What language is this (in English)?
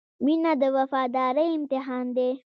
Pashto